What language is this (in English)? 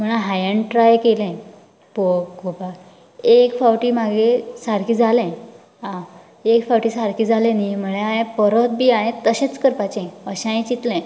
Konkani